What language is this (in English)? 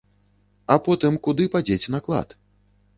Belarusian